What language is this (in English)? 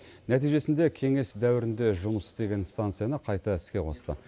Kazakh